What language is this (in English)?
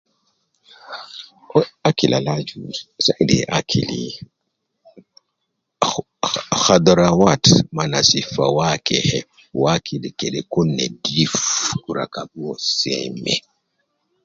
Nubi